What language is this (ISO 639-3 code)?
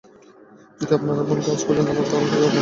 ben